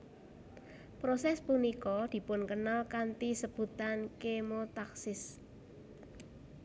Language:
Javanese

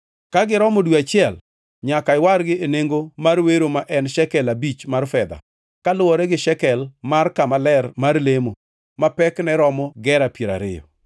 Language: Luo (Kenya and Tanzania)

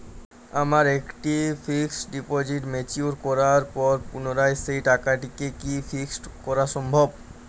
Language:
Bangla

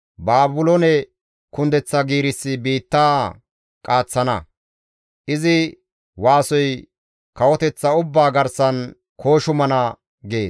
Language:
Gamo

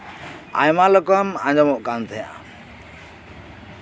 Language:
Santali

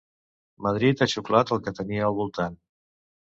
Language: Catalan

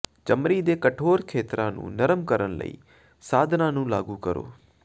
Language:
Punjabi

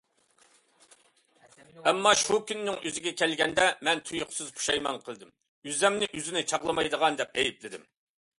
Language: Uyghur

